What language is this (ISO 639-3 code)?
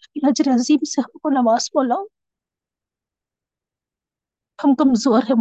urd